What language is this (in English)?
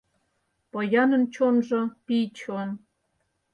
Mari